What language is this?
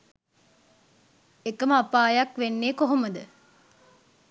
Sinhala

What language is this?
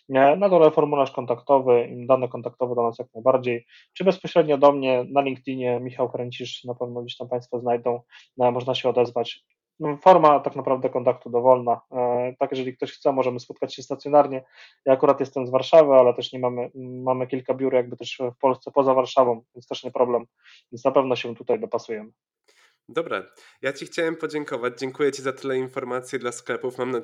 Polish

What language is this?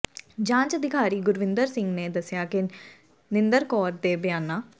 Punjabi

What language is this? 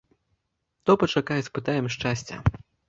Belarusian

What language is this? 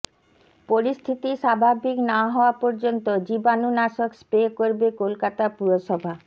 Bangla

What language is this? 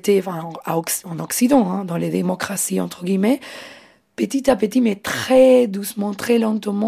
French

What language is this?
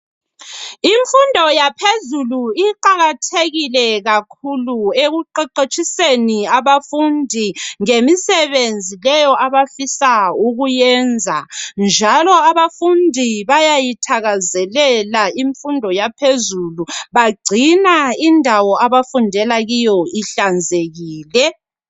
North Ndebele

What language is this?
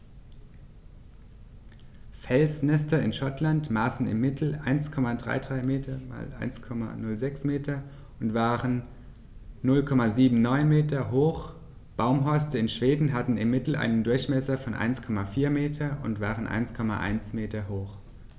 German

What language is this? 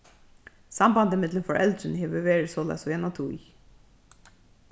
Faroese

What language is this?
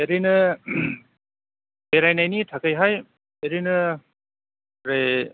Bodo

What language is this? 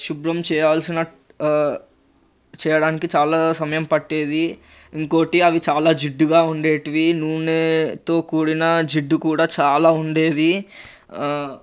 Telugu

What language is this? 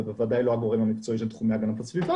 Hebrew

